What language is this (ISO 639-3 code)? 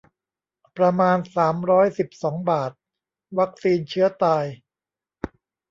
tha